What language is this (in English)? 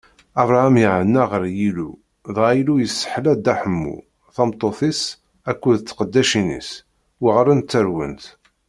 Kabyle